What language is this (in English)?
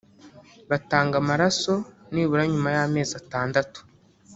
Kinyarwanda